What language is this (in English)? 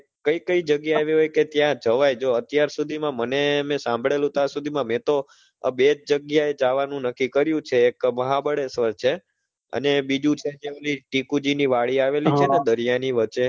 Gujarati